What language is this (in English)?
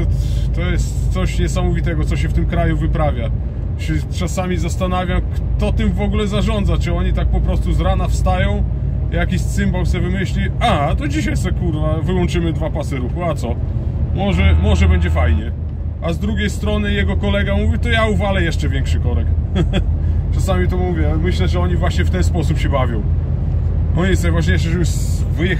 Polish